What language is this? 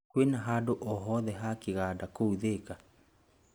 Kikuyu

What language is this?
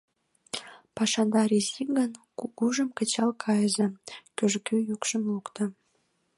Mari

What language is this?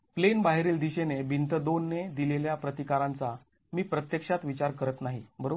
Marathi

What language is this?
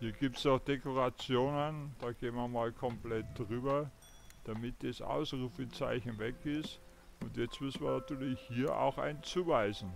German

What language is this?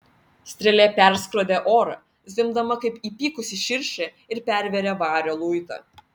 Lithuanian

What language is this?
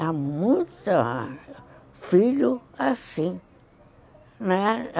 Portuguese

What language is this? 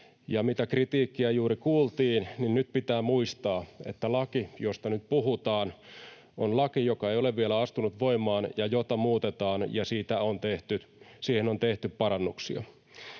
Finnish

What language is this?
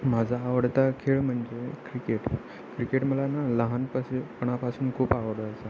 Marathi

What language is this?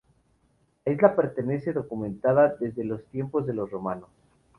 Spanish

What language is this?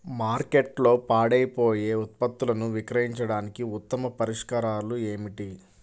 Telugu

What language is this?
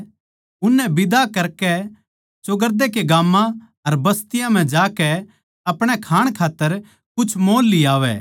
Haryanvi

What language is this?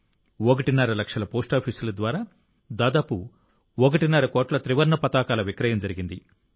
Telugu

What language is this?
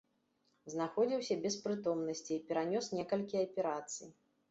Belarusian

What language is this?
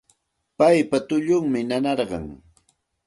Santa Ana de Tusi Pasco Quechua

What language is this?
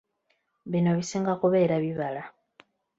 Ganda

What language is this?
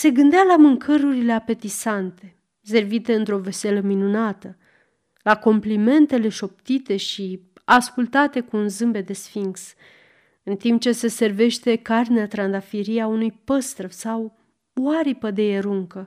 Romanian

